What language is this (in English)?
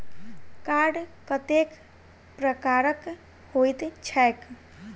Maithili